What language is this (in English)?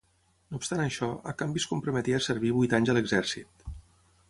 Catalan